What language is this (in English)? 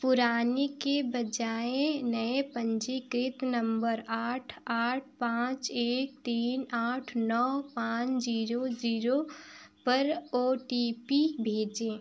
Hindi